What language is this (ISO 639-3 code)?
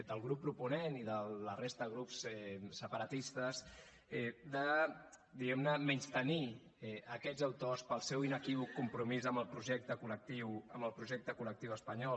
cat